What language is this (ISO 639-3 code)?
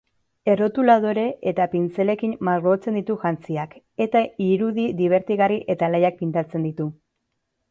eus